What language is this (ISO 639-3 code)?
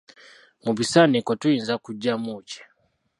lug